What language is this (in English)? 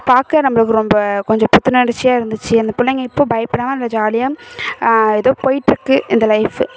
Tamil